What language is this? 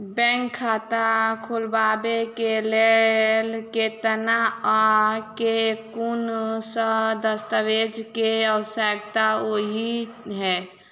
Maithili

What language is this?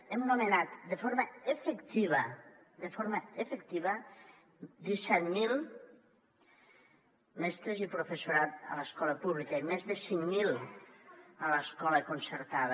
Catalan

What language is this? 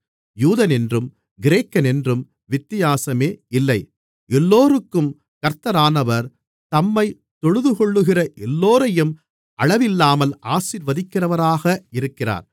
Tamil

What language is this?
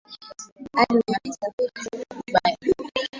Swahili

